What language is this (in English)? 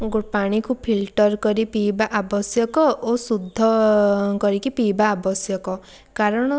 Odia